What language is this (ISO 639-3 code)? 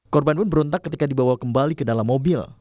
ind